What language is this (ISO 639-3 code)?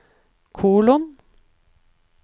nor